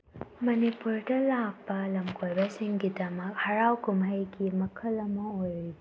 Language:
Manipuri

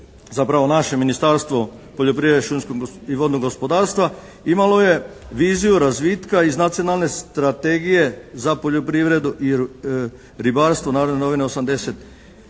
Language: Croatian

